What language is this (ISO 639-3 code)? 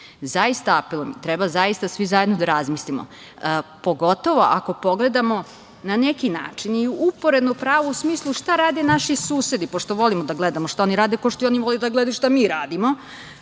srp